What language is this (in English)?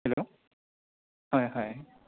Assamese